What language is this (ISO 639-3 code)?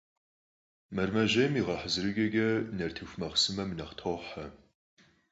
kbd